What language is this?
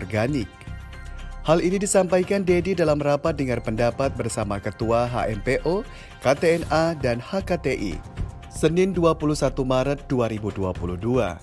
Indonesian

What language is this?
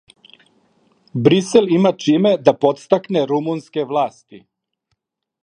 Serbian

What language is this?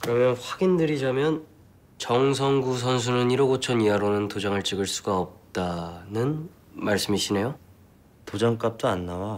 Korean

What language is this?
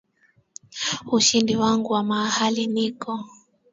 Swahili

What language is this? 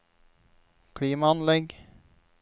Norwegian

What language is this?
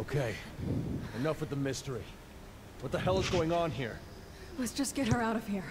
Czech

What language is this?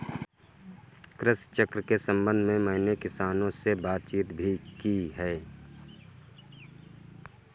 Hindi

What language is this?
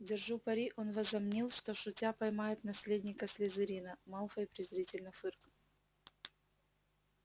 Russian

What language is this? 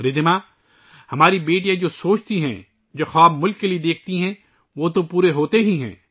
Urdu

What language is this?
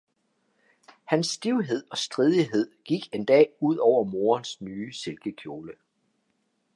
Danish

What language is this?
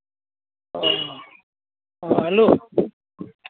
Santali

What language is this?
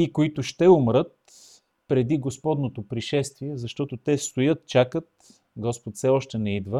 Bulgarian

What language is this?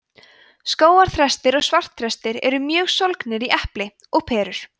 Icelandic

